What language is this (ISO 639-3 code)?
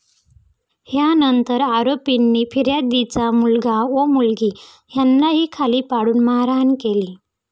mar